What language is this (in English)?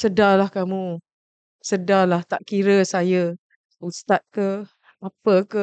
Malay